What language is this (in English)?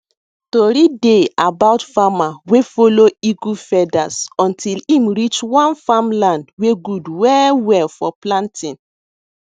Nigerian Pidgin